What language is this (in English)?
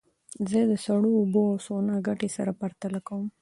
Pashto